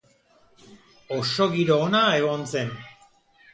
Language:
Basque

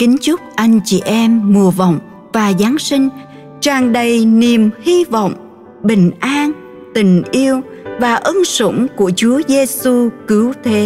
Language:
Vietnamese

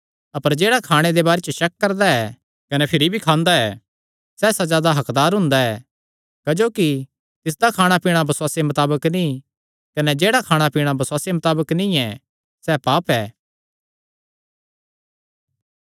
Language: Kangri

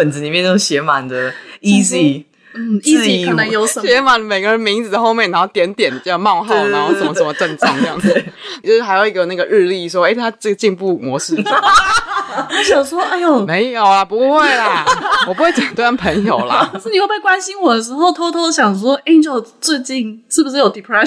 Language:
Chinese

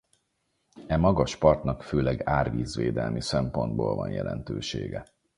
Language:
Hungarian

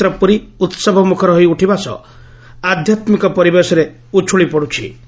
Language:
Odia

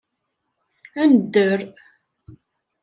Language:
Kabyle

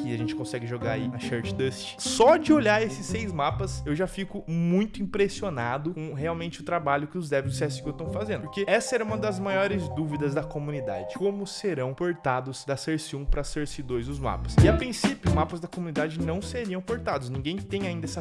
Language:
Portuguese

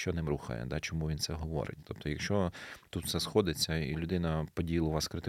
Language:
Ukrainian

